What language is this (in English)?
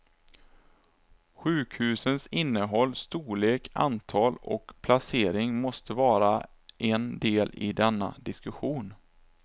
Swedish